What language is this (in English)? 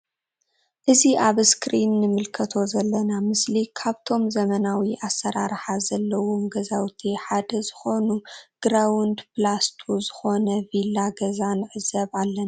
Tigrinya